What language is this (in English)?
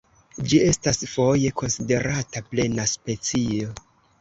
Esperanto